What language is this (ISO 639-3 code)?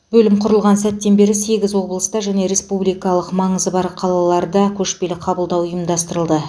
kaz